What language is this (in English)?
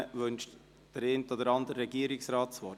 Swiss German